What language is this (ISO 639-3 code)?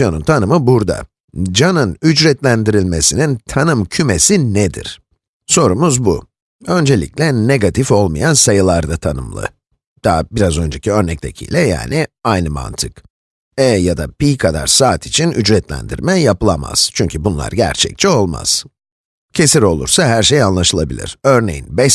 tur